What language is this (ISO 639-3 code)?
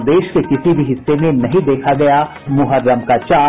hin